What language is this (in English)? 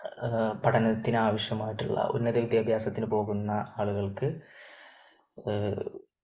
Malayalam